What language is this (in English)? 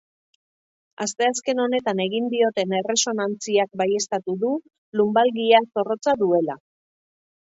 Basque